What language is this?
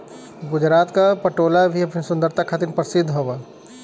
Bhojpuri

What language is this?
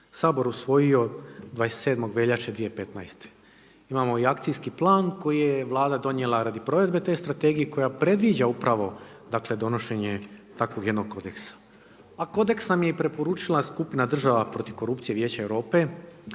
Croatian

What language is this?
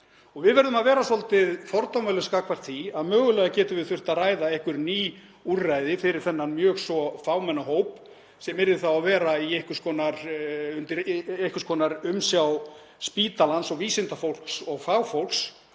Icelandic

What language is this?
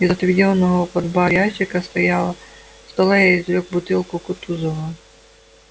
Russian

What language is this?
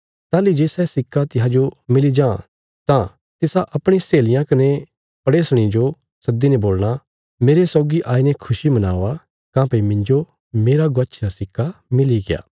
Bilaspuri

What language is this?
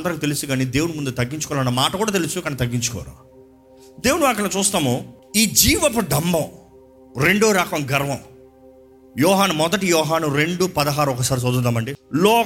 Telugu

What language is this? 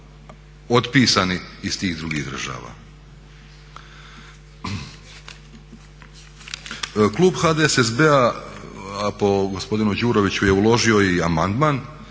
Croatian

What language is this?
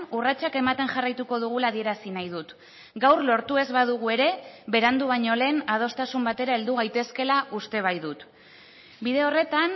Basque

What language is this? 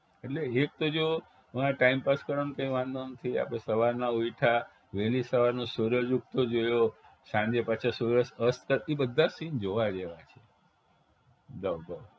Gujarati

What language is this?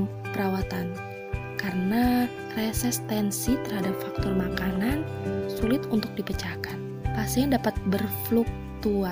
Indonesian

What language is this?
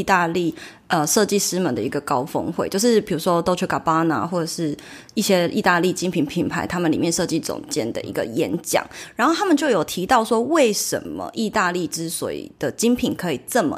Chinese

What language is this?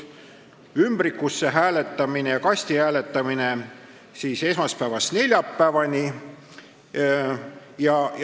Estonian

